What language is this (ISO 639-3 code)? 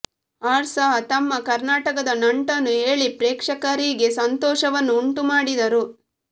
kan